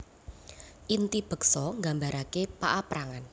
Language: Javanese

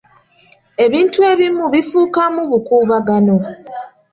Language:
Ganda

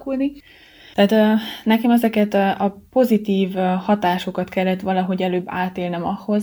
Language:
Hungarian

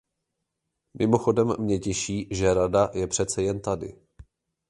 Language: Czech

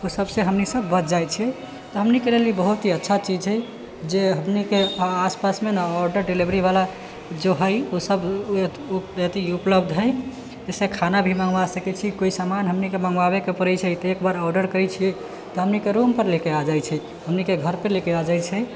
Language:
Maithili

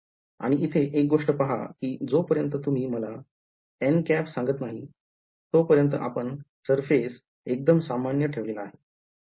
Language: Marathi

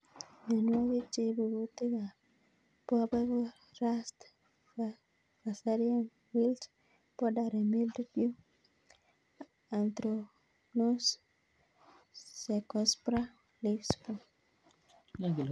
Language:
Kalenjin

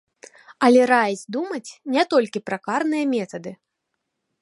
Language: Belarusian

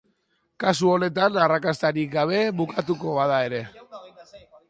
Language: Basque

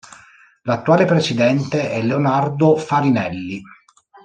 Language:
Italian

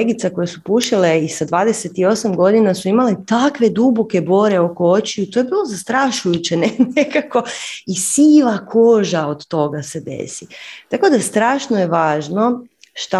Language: Croatian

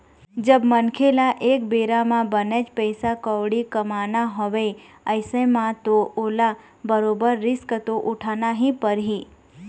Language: Chhattisgarhi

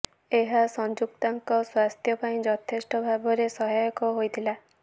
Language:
Odia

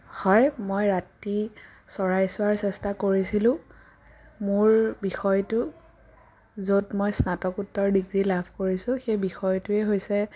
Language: Assamese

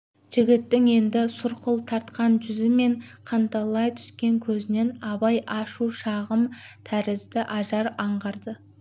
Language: Kazakh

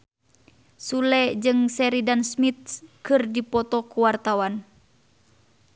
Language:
Sundanese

